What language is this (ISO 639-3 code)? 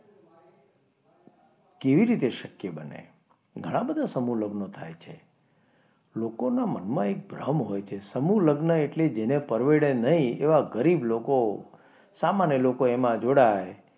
guj